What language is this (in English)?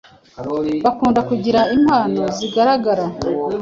Kinyarwanda